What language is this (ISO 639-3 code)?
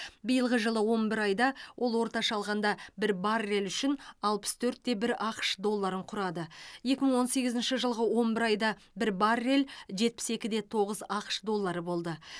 kaz